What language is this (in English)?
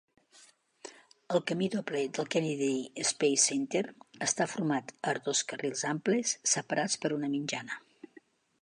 Catalan